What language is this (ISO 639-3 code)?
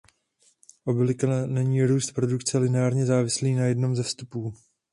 ces